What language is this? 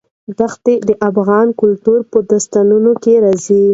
Pashto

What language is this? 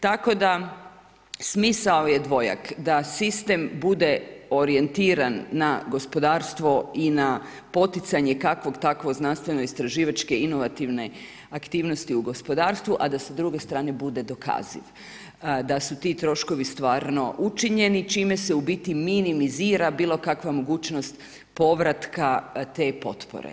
Croatian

